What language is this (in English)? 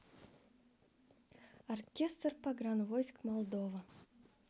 Russian